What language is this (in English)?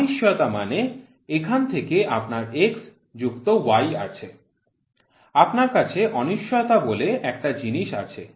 Bangla